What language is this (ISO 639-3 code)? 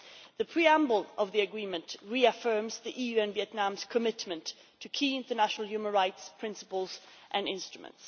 eng